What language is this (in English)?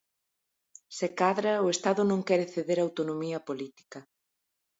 Galician